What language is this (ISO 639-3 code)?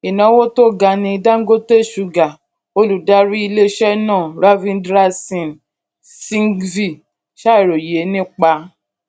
yor